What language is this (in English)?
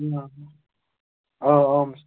Kashmiri